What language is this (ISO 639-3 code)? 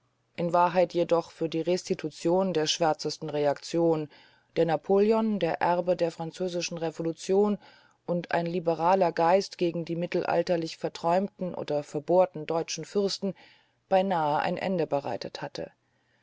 deu